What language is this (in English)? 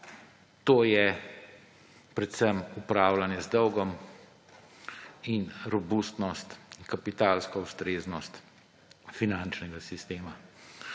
Slovenian